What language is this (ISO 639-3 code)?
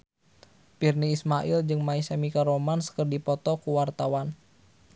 sun